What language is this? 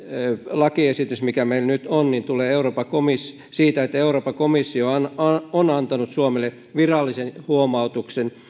Finnish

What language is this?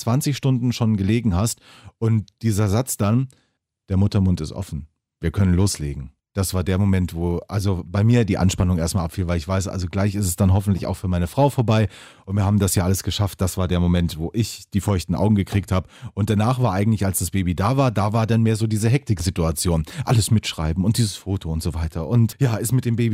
German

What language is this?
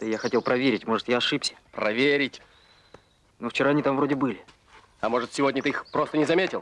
Russian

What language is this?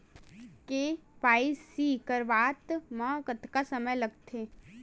Chhattisgarhi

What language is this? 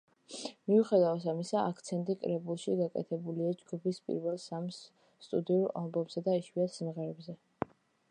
Georgian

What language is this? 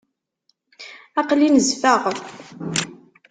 Kabyle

